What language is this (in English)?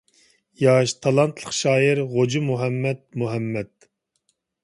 Uyghur